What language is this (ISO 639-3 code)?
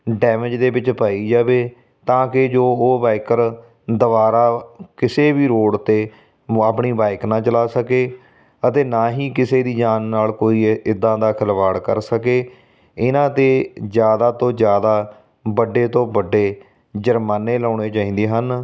pan